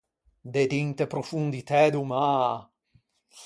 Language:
Ligurian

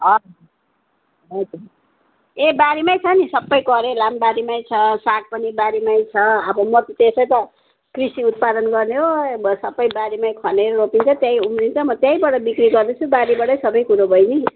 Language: Nepali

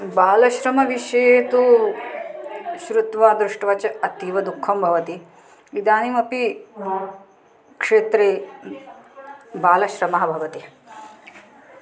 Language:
Sanskrit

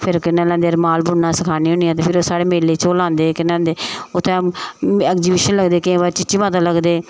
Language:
Dogri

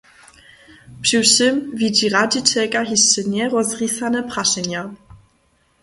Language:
Upper Sorbian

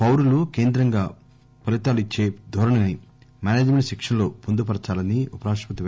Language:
Telugu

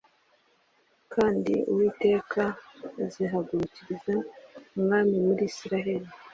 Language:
Kinyarwanda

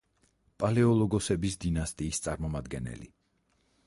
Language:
Georgian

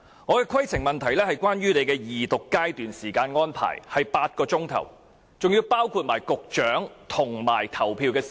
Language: Cantonese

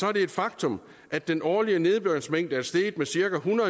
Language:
Danish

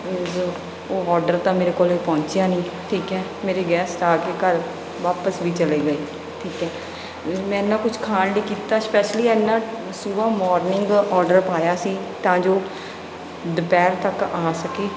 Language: Punjabi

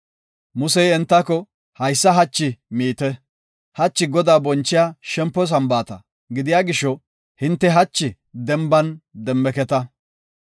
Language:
Gofa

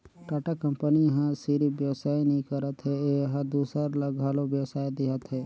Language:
Chhattisgarhi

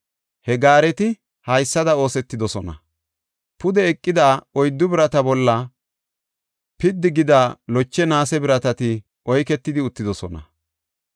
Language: Gofa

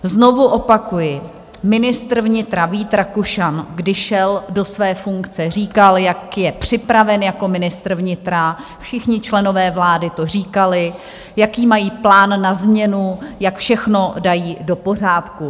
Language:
Czech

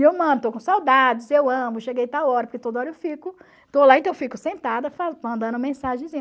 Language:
Portuguese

